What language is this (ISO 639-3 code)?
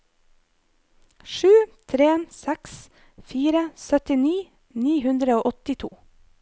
nor